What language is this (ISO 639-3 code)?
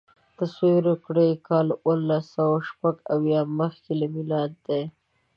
pus